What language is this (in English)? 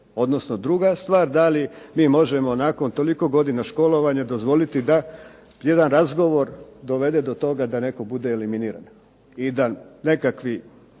Croatian